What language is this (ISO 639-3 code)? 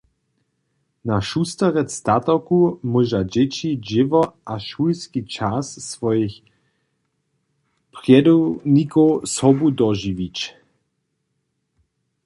hsb